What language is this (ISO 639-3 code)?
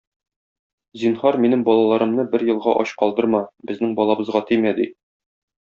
tat